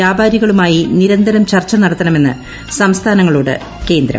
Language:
Malayalam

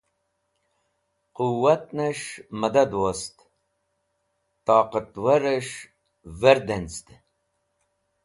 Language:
Wakhi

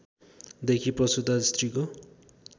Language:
Nepali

